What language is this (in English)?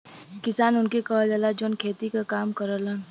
Bhojpuri